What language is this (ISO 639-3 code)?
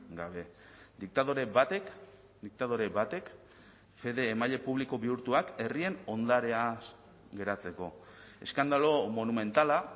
eus